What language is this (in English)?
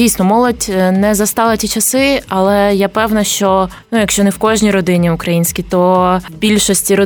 Ukrainian